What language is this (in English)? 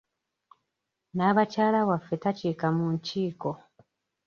Ganda